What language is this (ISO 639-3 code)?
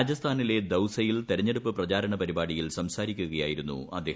mal